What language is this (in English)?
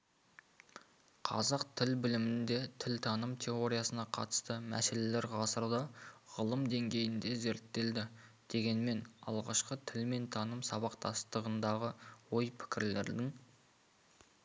Kazakh